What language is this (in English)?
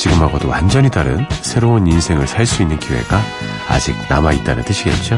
Korean